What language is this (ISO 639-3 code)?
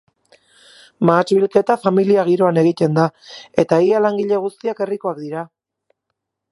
eus